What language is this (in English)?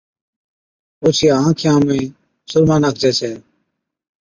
Od